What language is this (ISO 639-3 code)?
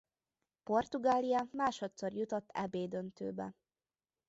hun